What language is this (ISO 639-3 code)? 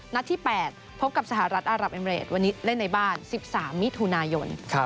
tha